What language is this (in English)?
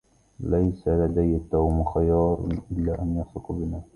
Arabic